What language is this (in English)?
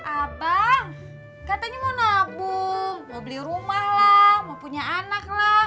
Indonesian